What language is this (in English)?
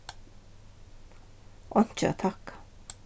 Faroese